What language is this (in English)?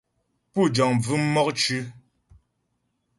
Ghomala